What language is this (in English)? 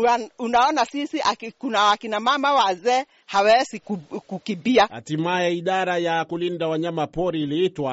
Swahili